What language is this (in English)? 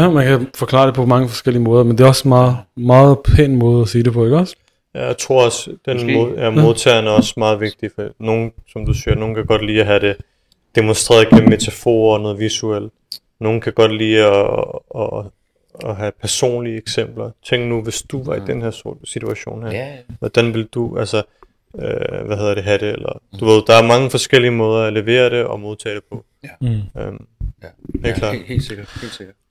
Danish